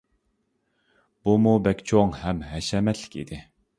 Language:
Uyghur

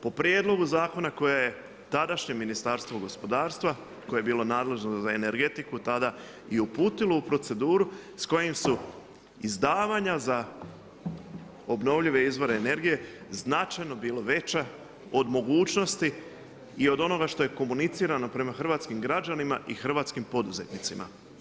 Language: Croatian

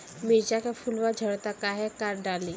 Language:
Bhojpuri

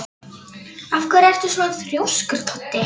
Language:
Icelandic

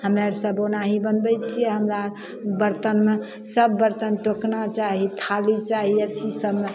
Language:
Maithili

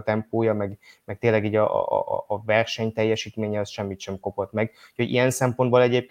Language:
Hungarian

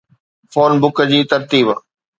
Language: Sindhi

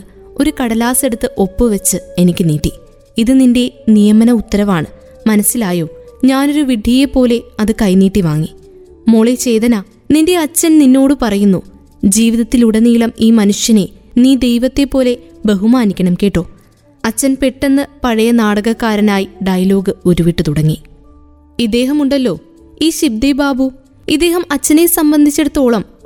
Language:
Malayalam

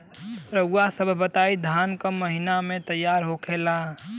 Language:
Bhojpuri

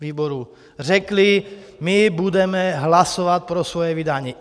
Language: Czech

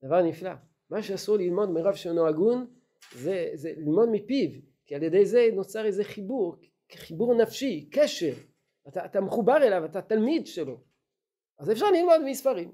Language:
Hebrew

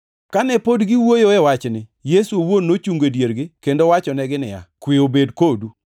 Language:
Luo (Kenya and Tanzania)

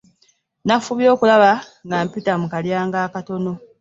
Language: Ganda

